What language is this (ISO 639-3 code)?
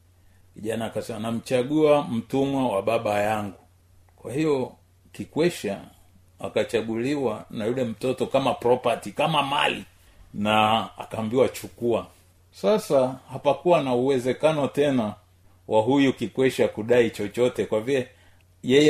swa